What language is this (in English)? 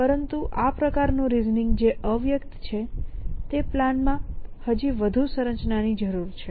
Gujarati